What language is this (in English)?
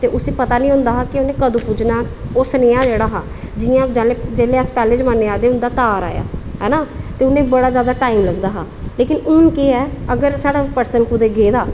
Dogri